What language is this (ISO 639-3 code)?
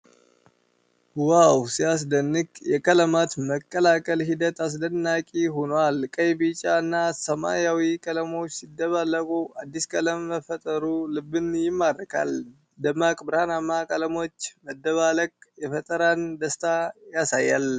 amh